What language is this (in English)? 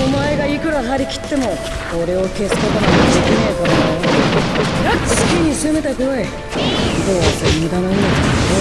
Japanese